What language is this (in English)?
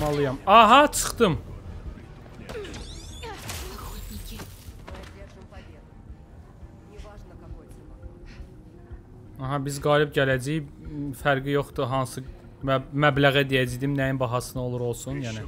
Turkish